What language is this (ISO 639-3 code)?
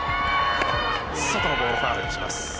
jpn